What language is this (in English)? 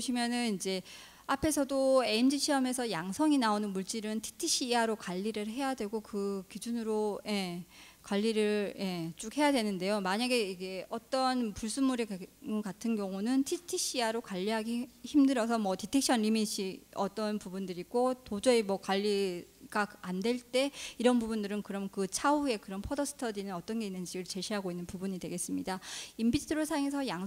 Korean